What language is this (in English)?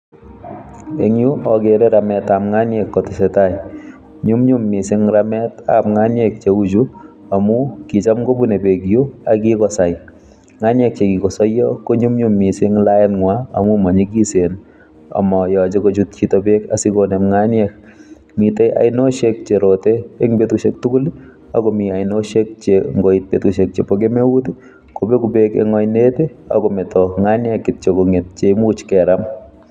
Kalenjin